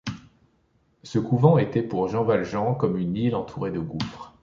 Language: French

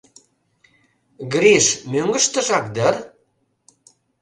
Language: Mari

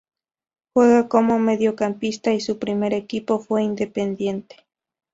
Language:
Spanish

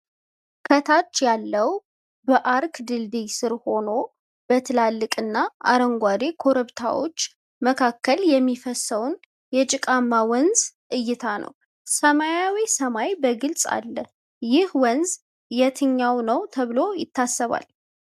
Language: Amharic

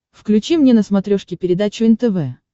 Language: Russian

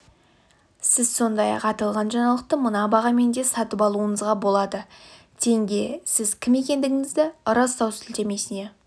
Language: Kazakh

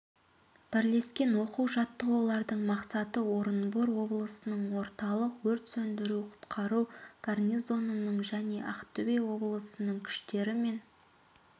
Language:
Kazakh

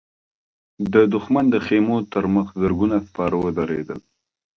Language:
Pashto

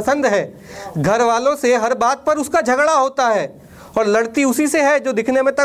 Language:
Hindi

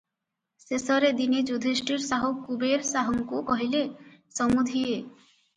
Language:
Odia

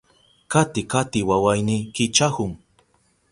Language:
Southern Pastaza Quechua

